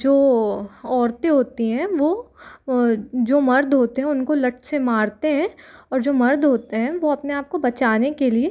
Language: Hindi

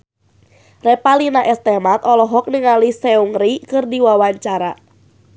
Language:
Sundanese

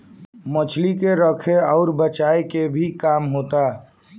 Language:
Bhojpuri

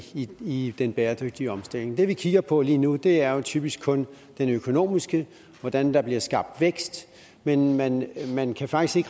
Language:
Danish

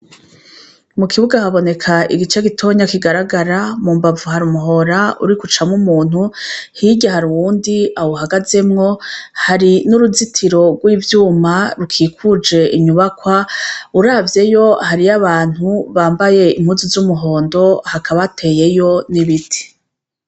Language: Rundi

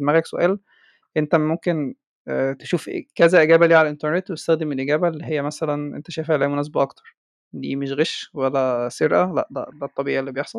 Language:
Arabic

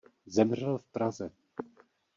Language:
Czech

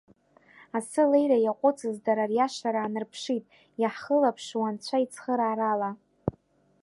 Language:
Abkhazian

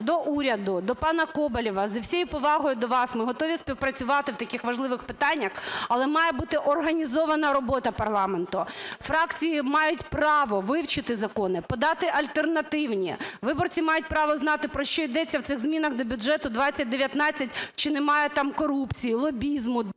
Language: Ukrainian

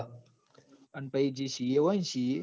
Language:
Gujarati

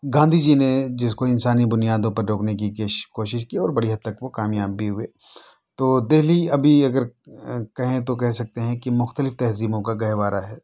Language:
Urdu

